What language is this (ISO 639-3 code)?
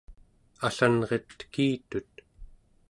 esu